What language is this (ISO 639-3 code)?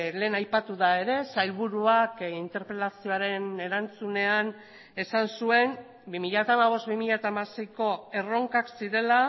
eus